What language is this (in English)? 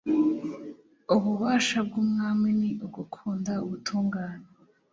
Kinyarwanda